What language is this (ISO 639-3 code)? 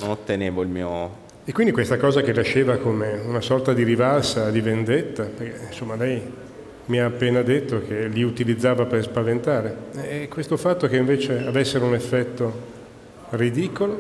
ita